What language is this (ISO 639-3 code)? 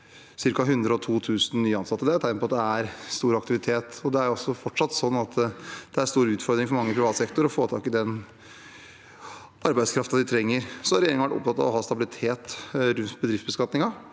nor